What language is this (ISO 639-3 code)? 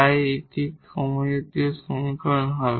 ben